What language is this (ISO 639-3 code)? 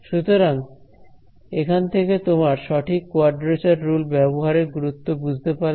ben